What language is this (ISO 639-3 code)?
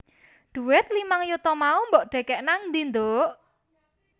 jav